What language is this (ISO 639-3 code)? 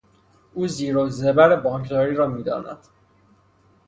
fas